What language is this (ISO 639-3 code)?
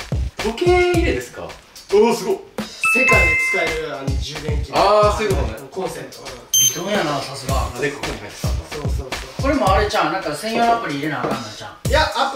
jpn